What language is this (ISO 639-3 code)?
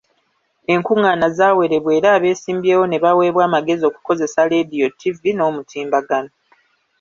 lug